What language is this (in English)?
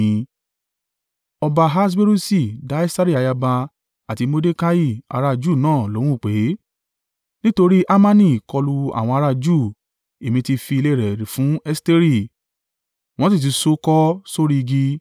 Yoruba